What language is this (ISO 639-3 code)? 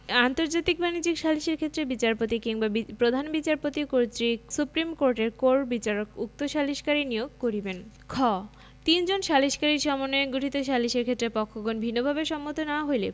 ben